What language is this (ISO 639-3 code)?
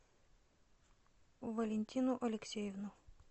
rus